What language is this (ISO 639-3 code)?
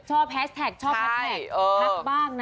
tha